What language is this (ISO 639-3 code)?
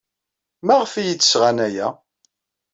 kab